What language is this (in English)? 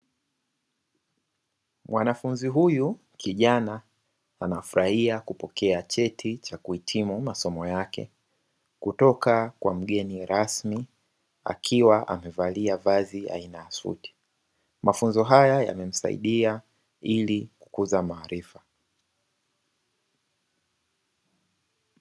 Swahili